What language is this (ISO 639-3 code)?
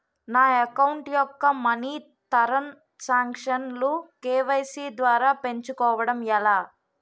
tel